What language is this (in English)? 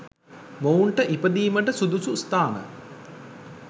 Sinhala